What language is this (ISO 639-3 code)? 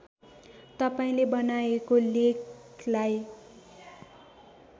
nep